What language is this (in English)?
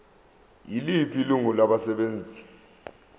Zulu